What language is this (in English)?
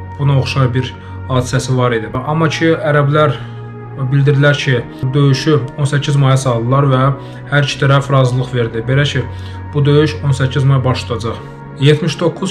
Turkish